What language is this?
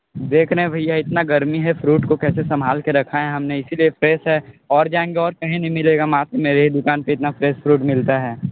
Hindi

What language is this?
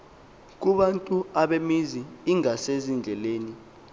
Xhosa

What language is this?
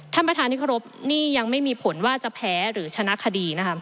Thai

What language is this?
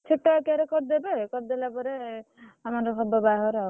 Odia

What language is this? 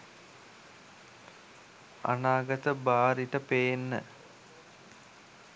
Sinhala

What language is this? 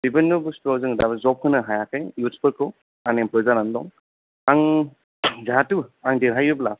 Bodo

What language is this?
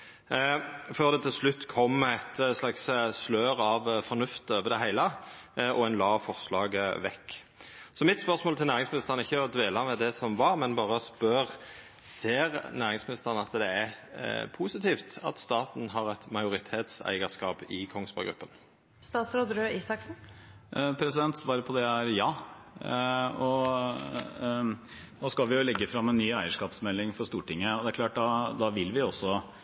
Norwegian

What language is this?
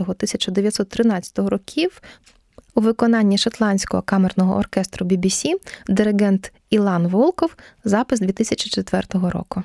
Ukrainian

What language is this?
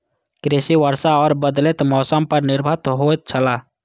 Maithili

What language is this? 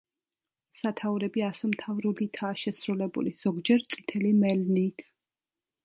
Georgian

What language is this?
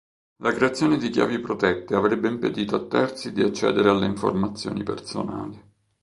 Italian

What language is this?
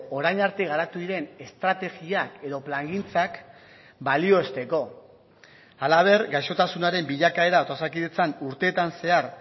Basque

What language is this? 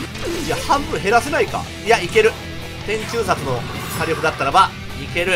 Japanese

